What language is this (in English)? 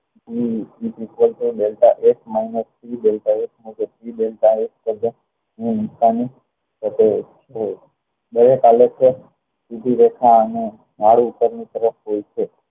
Gujarati